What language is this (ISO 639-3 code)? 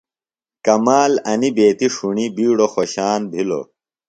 phl